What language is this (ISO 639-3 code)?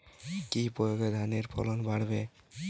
ben